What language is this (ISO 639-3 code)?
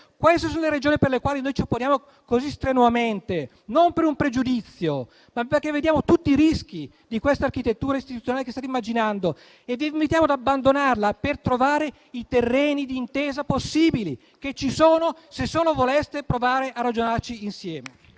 ita